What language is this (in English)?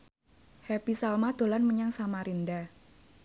Javanese